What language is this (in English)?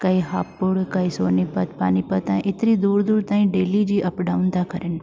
Sindhi